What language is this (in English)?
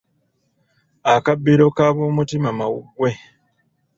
Ganda